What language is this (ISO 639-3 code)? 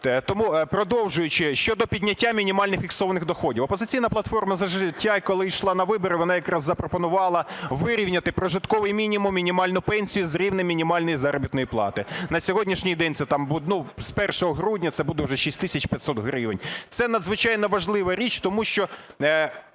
ukr